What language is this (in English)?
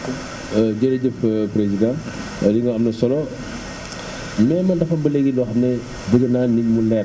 Wolof